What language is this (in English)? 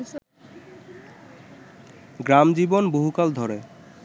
Bangla